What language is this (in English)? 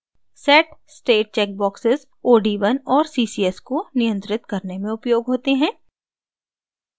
Hindi